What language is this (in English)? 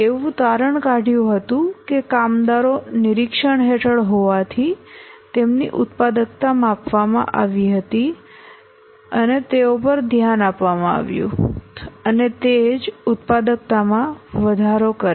Gujarati